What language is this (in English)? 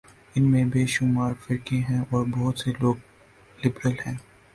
Urdu